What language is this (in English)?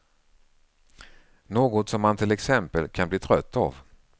Swedish